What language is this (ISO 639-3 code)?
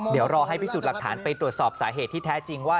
tha